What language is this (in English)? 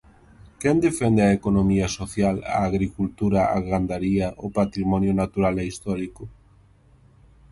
Galician